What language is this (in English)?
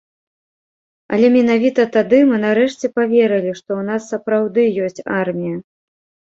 Belarusian